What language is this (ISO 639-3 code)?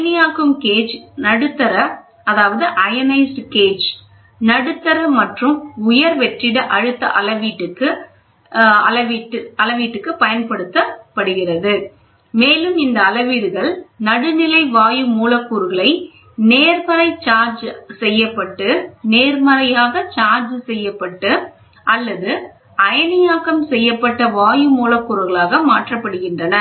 tam